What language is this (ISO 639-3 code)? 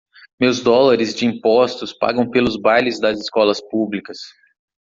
por